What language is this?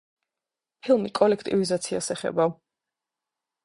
Georgian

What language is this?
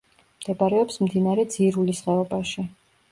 Georgian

